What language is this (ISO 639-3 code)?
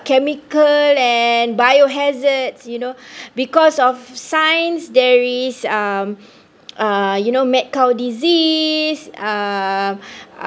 eng